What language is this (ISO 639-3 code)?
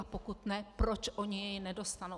ces